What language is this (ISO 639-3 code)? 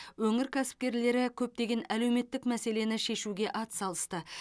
kaz